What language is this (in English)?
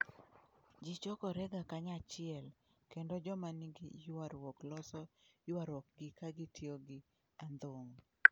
Luo (Kenya and Tanzania)